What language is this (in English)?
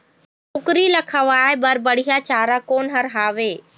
Chhattisgarhi